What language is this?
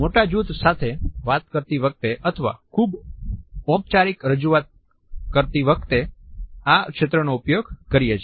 Gujarati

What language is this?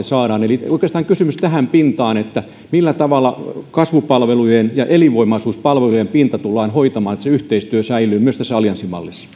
Finnish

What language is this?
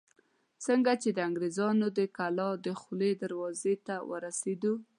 Pashto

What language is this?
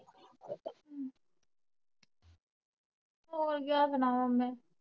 Punjabi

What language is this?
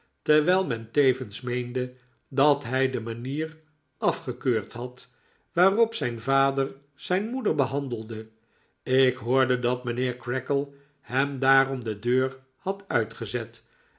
Dutch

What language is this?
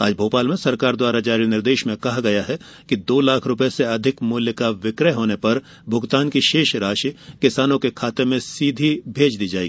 Hindi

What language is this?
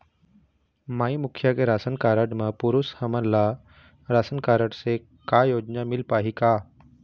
Chhattisgarhi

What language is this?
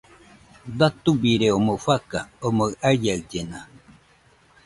Nüpode Huitoto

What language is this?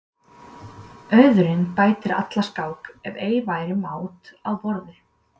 Icelandic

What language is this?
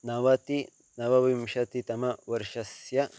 Sanskrit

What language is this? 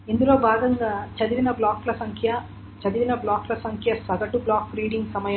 Telugu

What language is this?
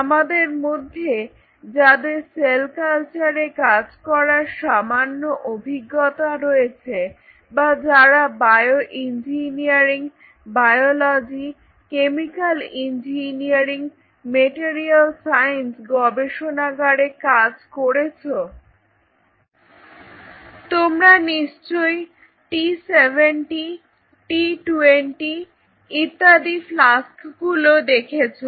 Bangla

